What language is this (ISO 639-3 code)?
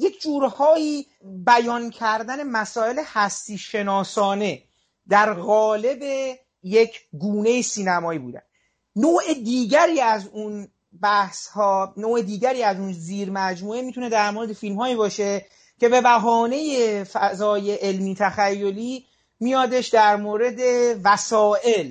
fas